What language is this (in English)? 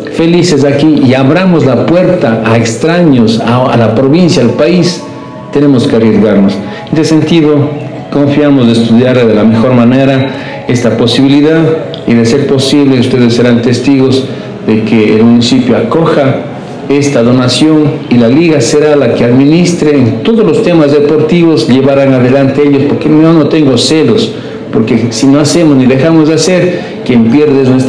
Spanish